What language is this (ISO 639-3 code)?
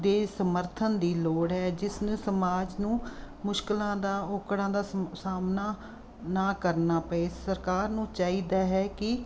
pan